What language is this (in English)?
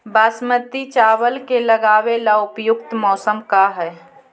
Magahi